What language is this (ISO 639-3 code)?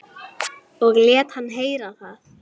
isl